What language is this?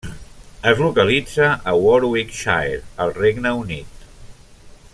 Catalan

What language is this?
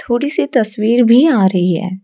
Hindi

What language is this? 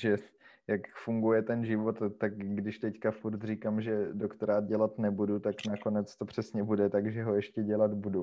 Czech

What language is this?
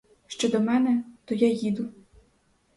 Ukrainian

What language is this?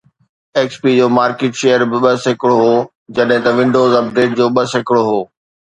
Sindhi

